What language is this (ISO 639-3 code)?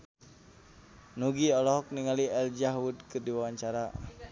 sun